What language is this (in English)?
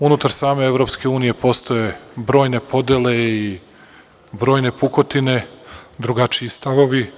Serbian